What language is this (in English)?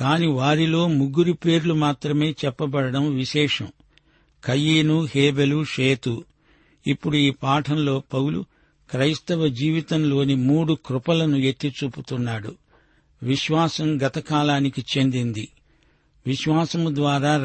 Telugu